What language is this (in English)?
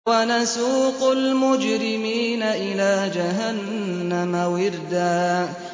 Arabic